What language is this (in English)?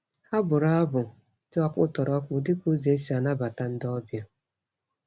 Igbo